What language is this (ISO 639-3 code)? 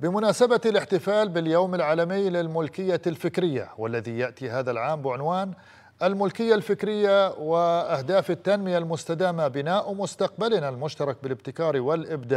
ara